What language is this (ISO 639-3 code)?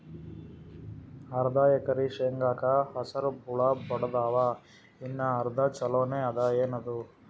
kan